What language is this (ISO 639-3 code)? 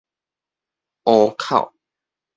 nan